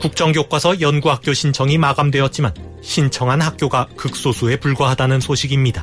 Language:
Korean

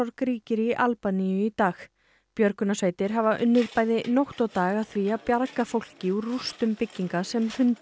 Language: Icelandic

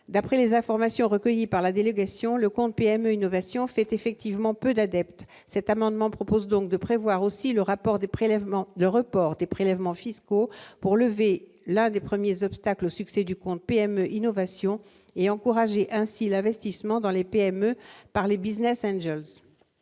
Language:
French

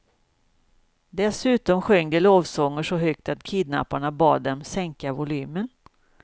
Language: Swedish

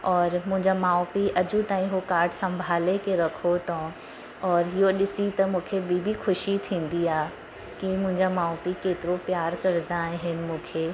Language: Sindhi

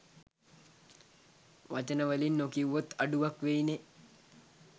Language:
Sinhala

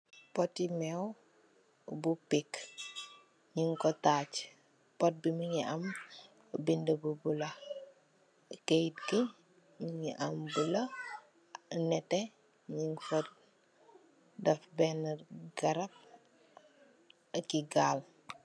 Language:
Wolof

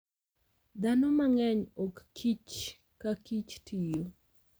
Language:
Luo (Kenya and Tanzania)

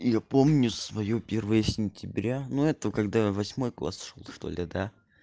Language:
Russian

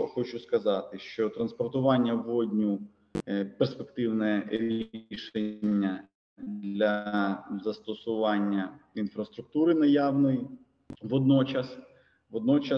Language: Ukrainian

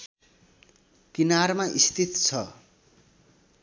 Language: Nepali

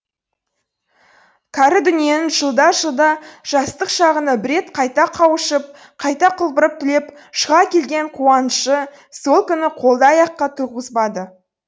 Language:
Kazakh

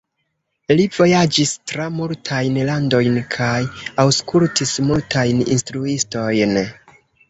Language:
Esperanto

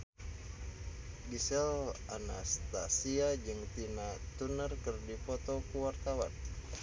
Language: Sundanese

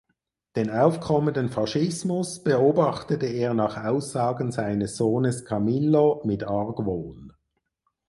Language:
German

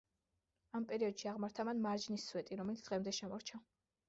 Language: Georgian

